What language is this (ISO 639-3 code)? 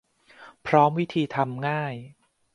tha